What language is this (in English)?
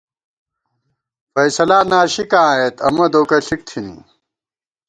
Gawar-Bati